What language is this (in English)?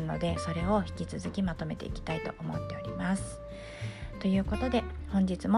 Japanese